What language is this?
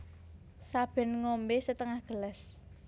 Javanese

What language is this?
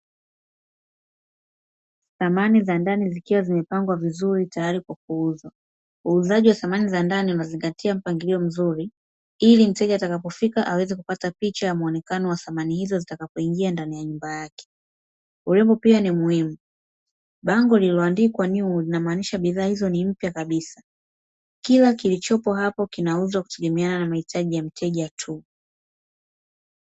Swahili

